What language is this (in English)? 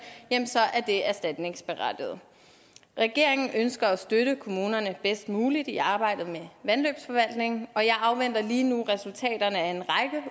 Danish